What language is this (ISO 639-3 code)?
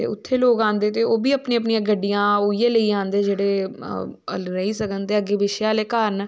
doi